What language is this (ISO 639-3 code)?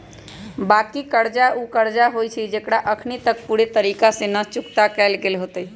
mag